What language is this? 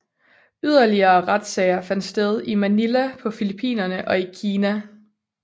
Danish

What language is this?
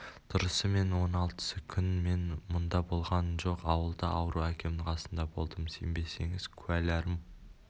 Kazakh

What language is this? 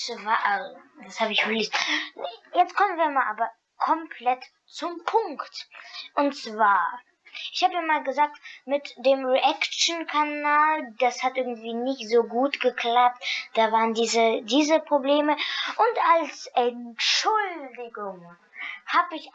German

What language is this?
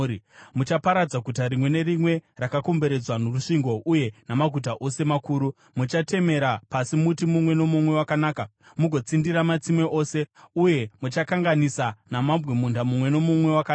Shona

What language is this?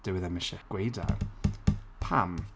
Welsh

